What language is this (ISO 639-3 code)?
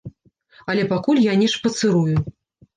bel